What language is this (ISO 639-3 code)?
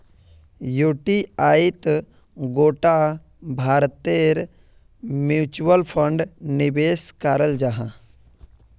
mag